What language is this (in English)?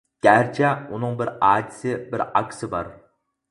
Uyghur